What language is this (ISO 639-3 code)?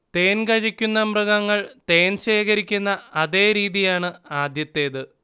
mal